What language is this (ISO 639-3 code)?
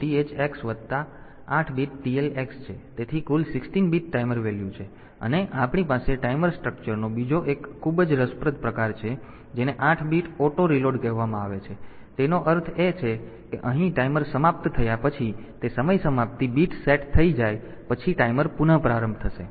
guj